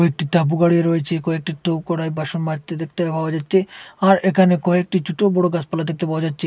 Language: Bangla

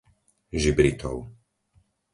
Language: Slovak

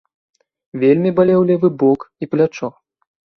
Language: Belarusian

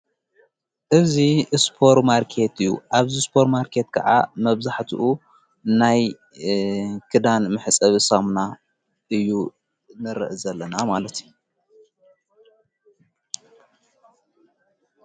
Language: Tigrinya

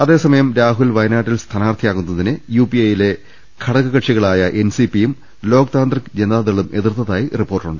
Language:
Malayalam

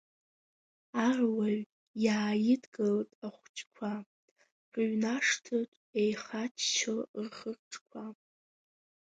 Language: Abkhazian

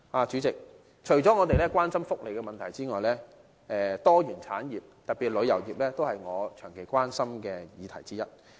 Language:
Cantonese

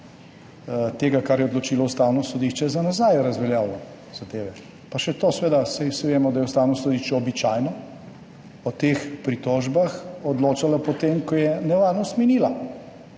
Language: Slovenian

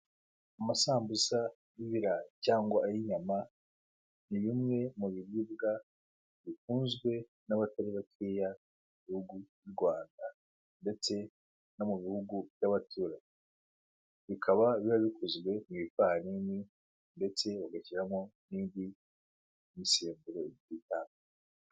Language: Kinyarwanda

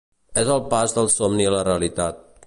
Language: Catalan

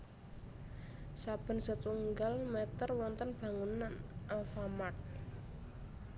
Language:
Javanese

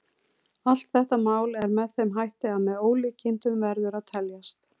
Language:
Icelandic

